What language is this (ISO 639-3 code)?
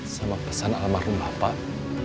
ind